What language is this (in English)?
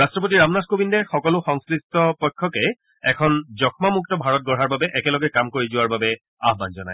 Assamese